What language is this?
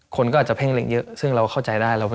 Thai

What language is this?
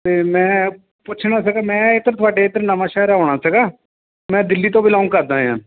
Punjabi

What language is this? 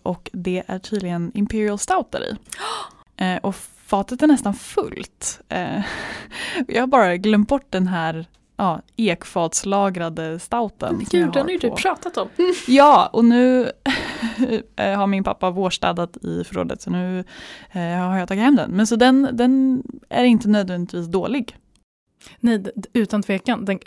Swedish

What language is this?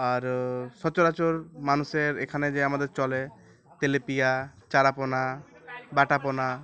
Bangla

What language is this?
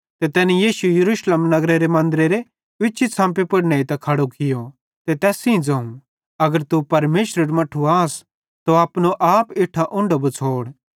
Bhadrawahi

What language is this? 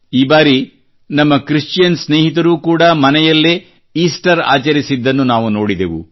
Kannada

